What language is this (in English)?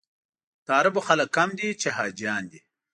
Pashto